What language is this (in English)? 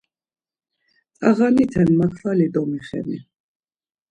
Laz